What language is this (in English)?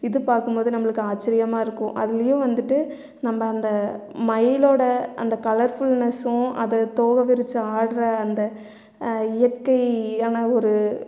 Tamil